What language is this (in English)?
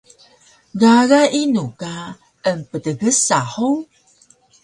Taroko